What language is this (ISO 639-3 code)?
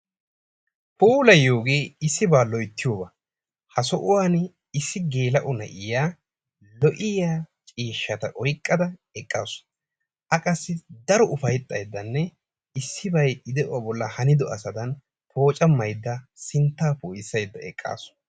wal